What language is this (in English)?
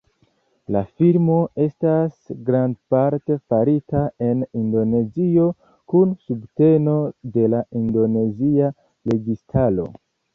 Esperanto